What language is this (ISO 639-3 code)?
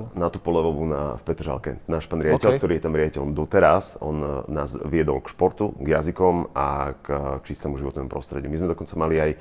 slk